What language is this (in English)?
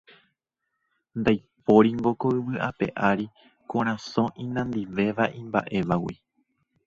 Guarani